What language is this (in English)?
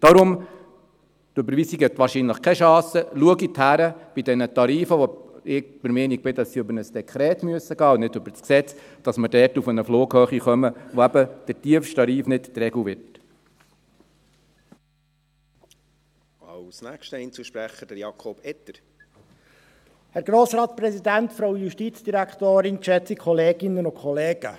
Swiss German